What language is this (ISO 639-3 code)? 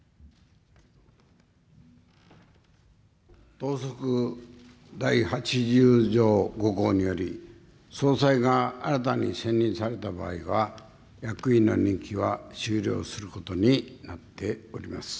jpn